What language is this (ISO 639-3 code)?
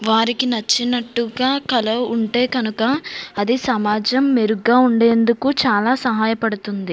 tel